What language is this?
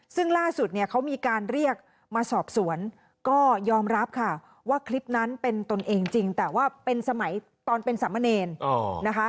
Thai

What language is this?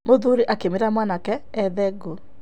Kikuyu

